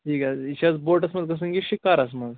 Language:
Kashmiri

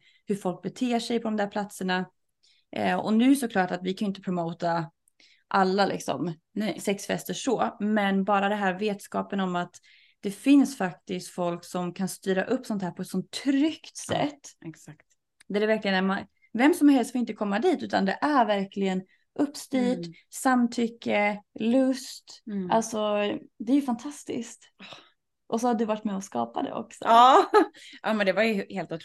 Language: Swedish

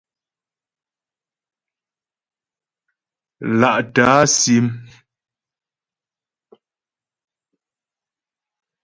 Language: Ghomala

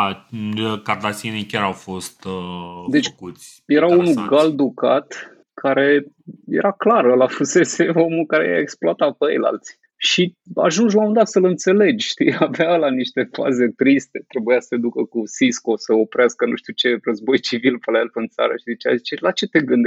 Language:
Romanian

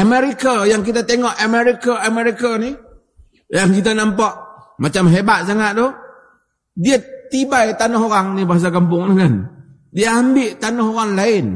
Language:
Malay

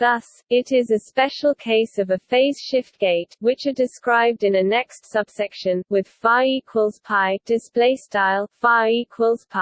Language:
English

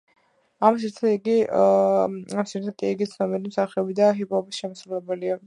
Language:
Georgian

